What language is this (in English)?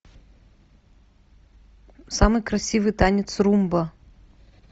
Russian